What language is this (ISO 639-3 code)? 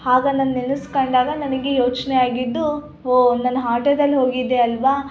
kan